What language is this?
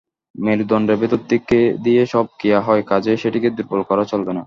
Bangla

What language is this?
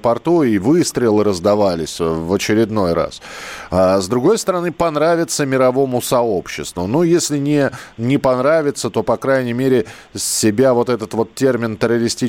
Russian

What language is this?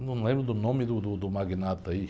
Portuguese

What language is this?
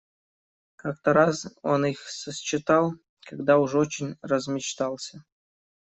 Russian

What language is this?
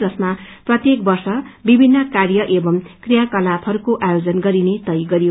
Nepali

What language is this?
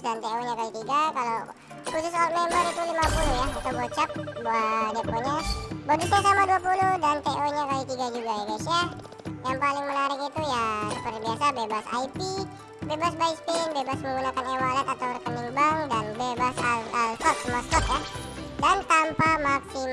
Indonesian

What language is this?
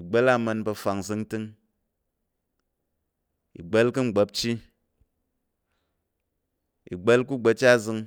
Tarok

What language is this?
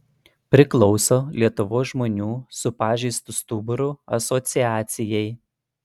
Lithuanian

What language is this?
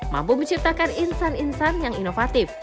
Indonesian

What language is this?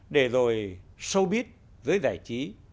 Vietnamese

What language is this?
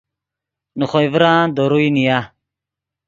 Yidgha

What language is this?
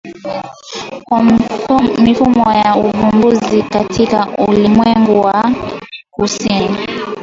Swahili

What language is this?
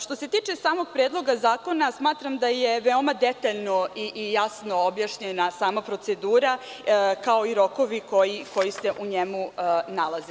Serbian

